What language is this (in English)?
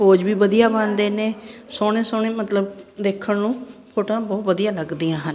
Punjabi